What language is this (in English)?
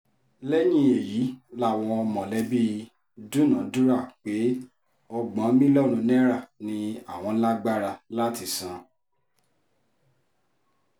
Yoruba